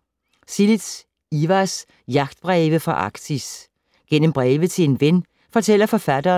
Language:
Danish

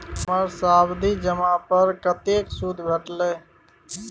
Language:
Maithili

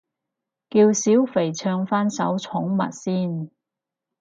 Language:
Cantonese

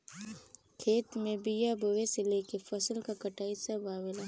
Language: Bhojpuri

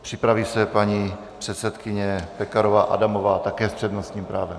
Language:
Czech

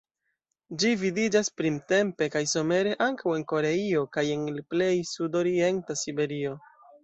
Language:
Esperanto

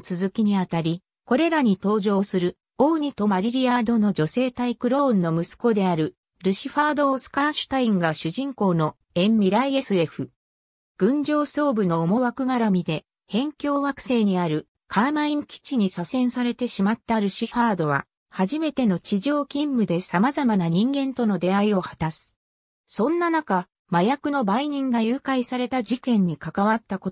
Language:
Japanese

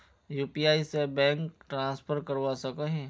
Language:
Magahi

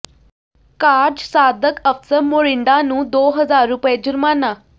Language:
Punjabi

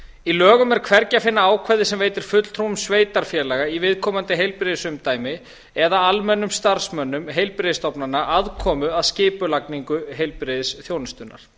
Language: Icelandic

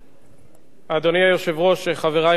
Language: Hebrew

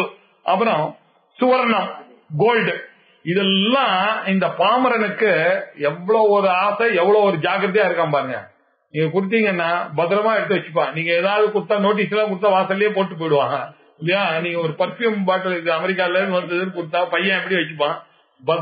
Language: Tamil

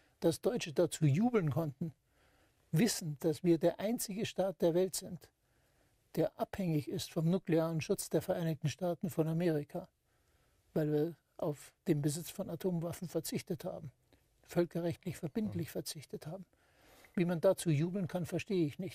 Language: German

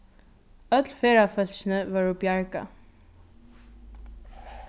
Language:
Faroese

